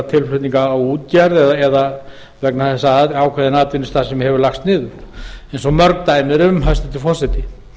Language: Icelandic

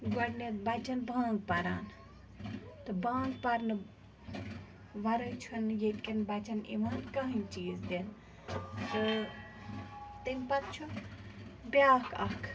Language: Kashmiri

